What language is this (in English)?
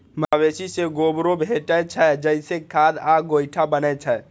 Maithili